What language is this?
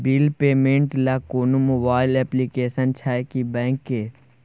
Maithili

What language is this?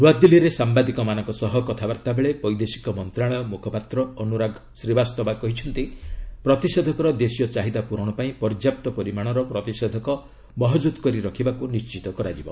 Odia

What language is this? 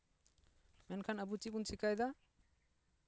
Santali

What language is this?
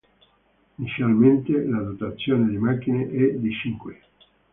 Italian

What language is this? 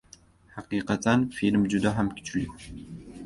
Uzbek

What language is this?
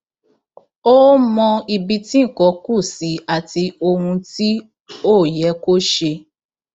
Yoruba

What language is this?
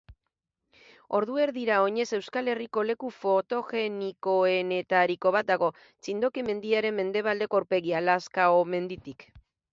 Basque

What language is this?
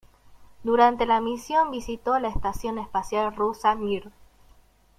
Spanish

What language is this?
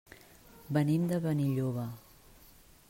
Catalan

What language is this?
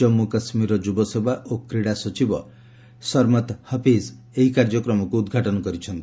Odia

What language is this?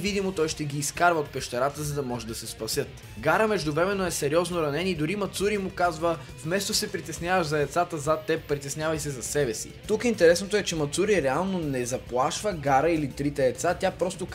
Bulgarian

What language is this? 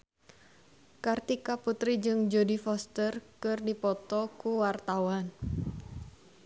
Sundanese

